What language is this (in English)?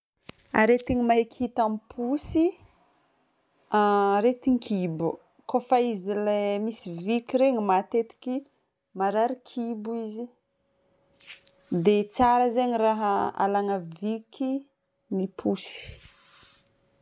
Northern Betsimisaraka Malagasy